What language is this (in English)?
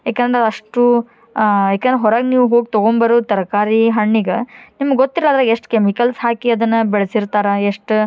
Kannada